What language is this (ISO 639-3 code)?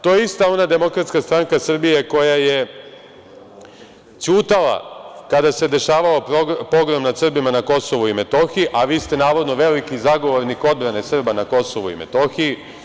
srp